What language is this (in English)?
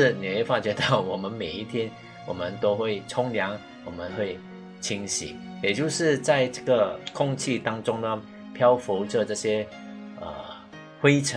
Chinese